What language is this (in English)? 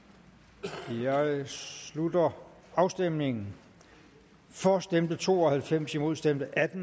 Danish